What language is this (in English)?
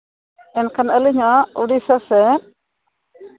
Santali